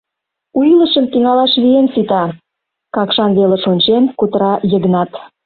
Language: Mari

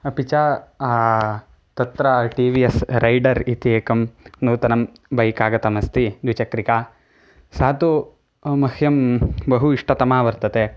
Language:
Sanskrit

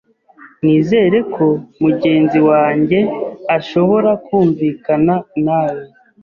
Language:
Kinyarwanda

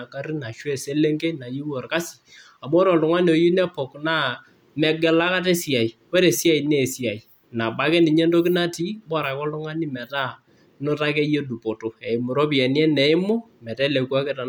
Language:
Masai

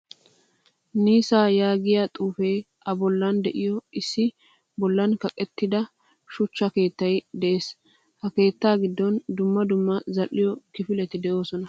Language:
Wolaytta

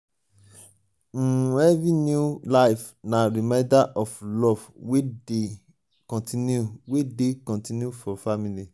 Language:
Nigerian Pidgin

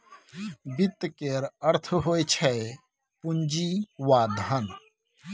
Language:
Maithili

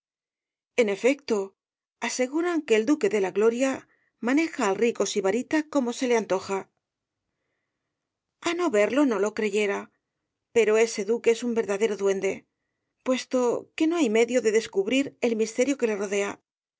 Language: Spanish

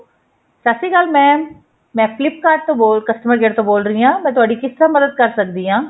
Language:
Punjabi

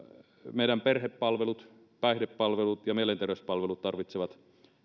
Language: Finnish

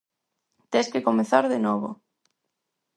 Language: Galician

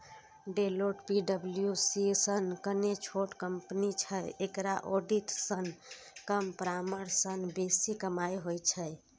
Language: Maithili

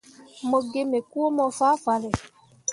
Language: Mundang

